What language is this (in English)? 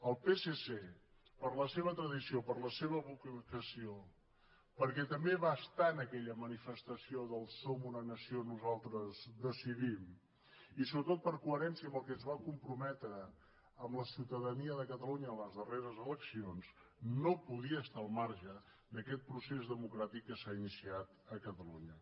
Catalan